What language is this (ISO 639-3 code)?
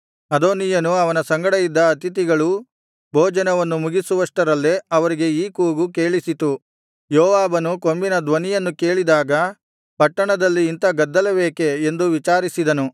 kan